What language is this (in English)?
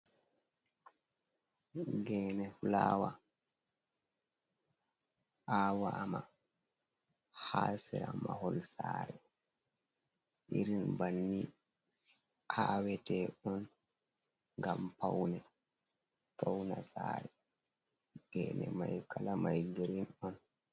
Fula